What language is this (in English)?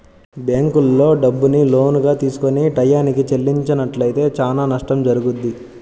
Telugu